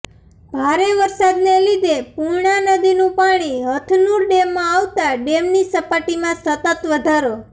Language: Gujarati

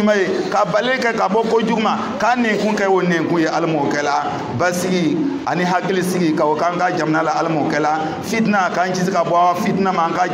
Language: Arabic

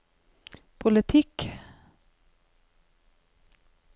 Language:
Norwegian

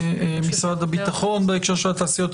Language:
Hebrew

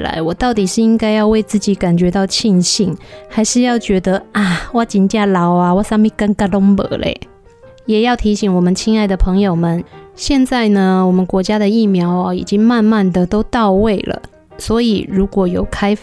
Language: Chinese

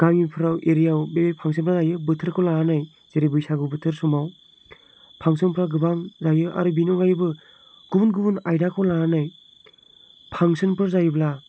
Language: Bodo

